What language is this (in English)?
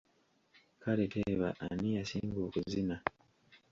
Ganda